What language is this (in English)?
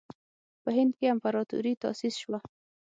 Pashto